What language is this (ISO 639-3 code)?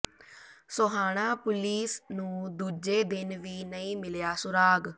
pan